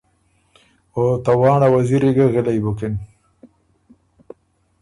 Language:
Ormuri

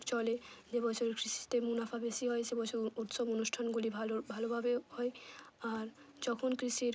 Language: Bangla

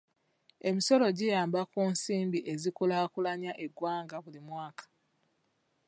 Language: Ganda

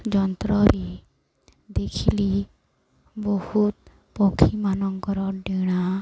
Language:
Odia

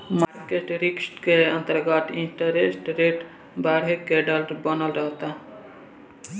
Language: Bhojpuri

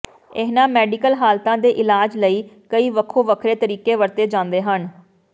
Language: Punjabi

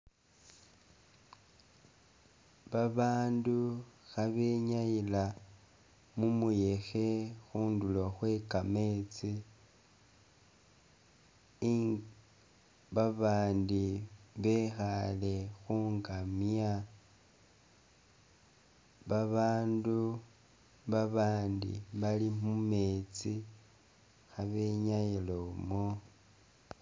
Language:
Masaaba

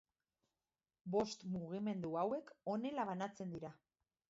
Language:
Basque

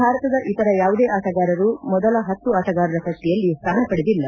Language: Kannada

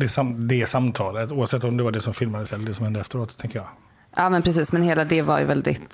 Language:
Swedish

